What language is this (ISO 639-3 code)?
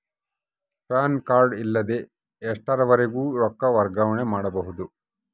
kan